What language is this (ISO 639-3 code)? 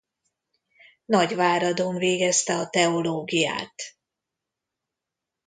hun